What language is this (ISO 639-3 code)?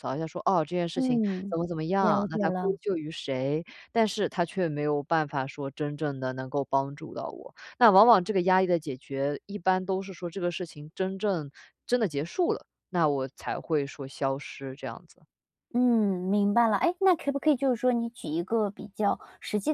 zho